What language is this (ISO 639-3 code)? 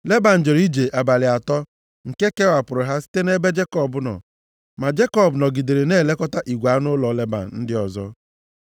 ibo